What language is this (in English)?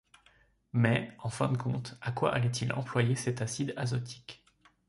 French